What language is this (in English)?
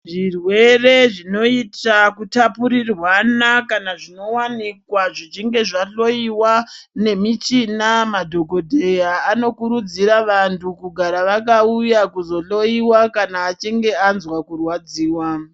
Ndau